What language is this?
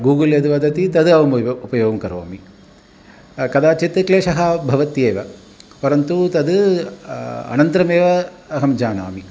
Sanskrit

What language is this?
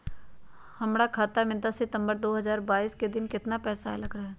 Magahi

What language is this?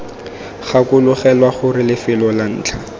Tswana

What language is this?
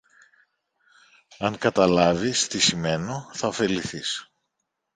Greek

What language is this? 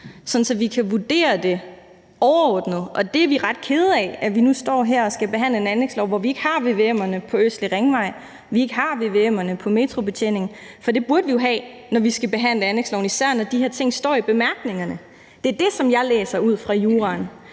Danish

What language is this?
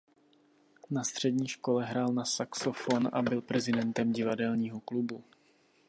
Czech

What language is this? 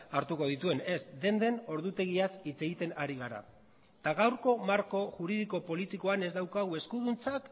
Basque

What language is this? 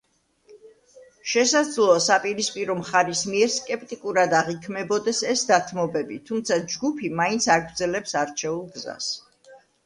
Georgian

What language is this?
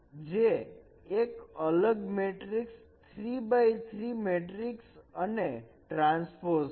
Gujarati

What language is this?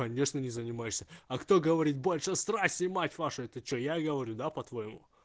Russian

